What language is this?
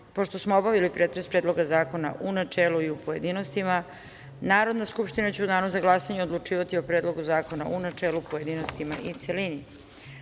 Serbian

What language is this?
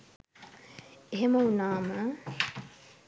Sinhala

